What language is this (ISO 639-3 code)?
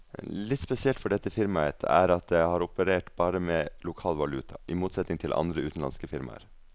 nor